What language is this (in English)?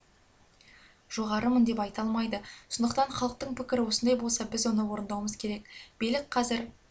Kazakh